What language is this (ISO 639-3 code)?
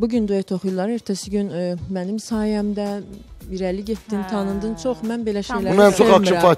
tur